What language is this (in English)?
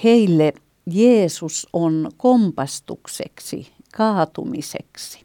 Finnish